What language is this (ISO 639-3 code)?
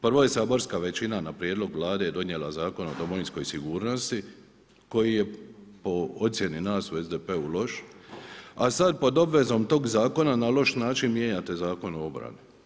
hrv